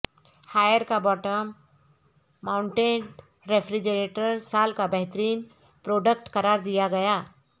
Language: Urdu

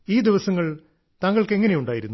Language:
Malayalam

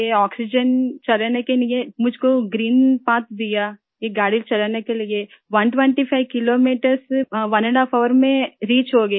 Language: Hindi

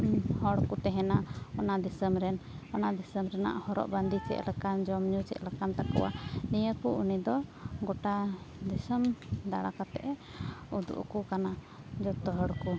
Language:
Santali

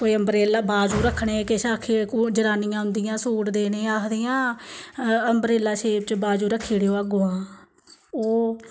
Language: Dogri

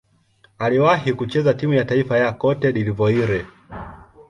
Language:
Swahili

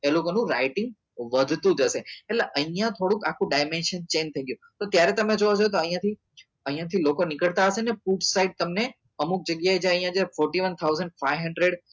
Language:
Gujarati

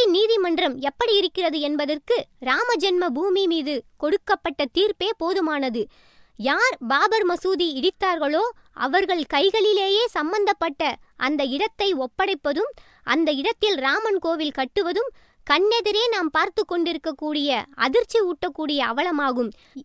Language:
Tamil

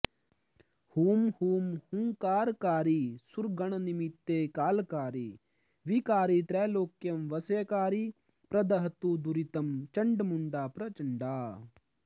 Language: Sanskrit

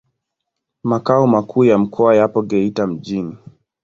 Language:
Swahili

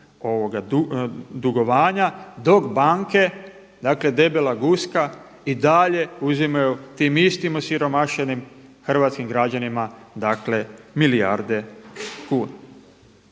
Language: Croatian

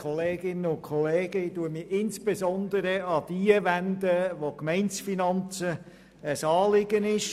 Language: Swiss German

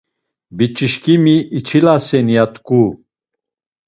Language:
Laz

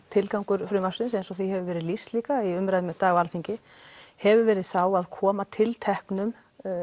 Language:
Icelandic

